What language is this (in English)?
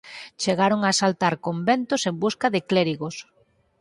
Galician